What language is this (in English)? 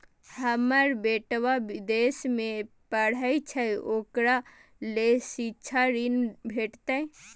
Maithili